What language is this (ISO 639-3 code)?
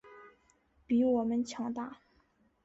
zho